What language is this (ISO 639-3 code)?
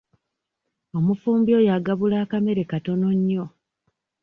lug